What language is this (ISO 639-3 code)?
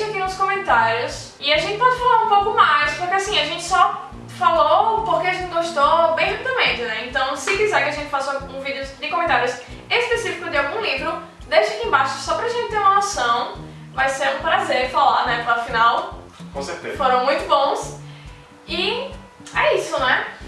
por